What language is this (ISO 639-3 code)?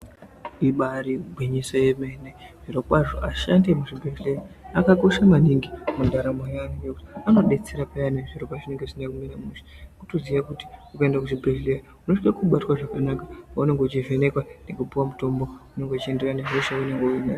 ndc